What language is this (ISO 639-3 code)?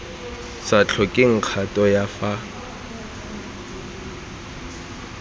tsn